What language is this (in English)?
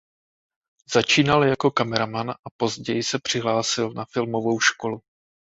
Czech